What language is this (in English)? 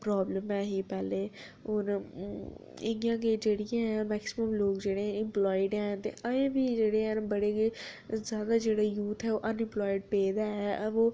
Dogri